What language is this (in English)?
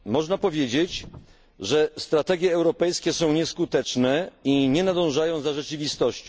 Polish